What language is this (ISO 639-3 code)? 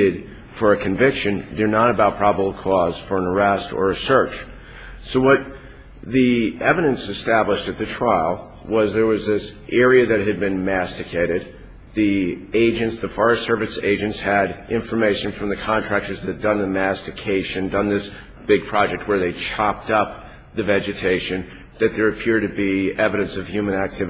eng